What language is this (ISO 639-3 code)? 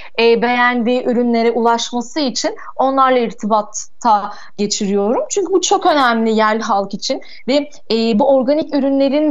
tur